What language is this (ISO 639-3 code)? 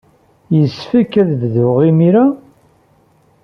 kab